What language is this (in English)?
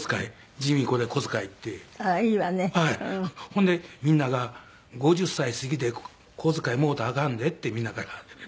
Japanese